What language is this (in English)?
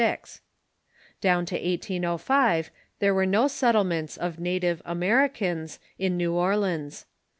English